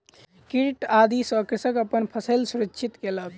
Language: Maithili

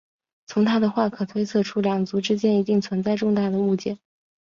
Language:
Chinese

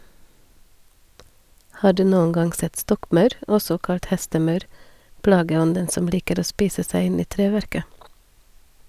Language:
Norwegian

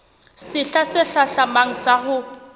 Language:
Southern Sotho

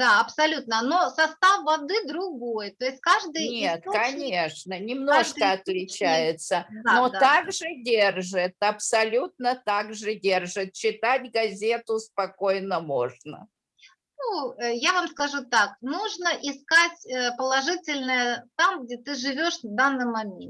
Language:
Russian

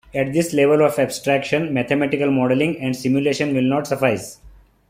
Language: English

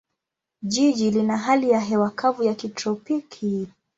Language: Swahili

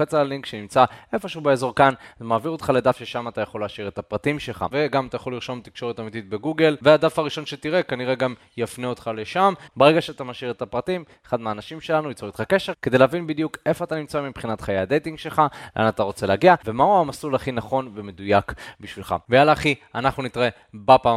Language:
Hebrew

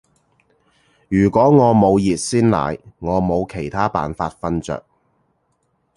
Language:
Cantonese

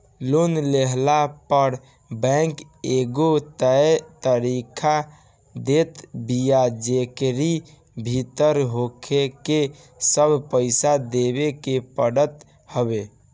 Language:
Bhojpuri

